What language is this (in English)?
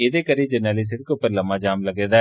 Dogri